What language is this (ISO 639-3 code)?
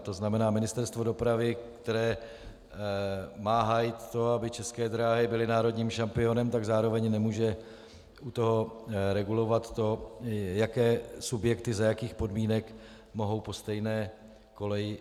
ces